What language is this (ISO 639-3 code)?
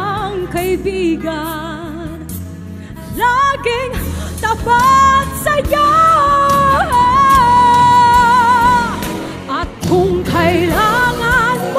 tha